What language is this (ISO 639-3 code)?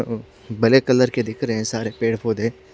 hin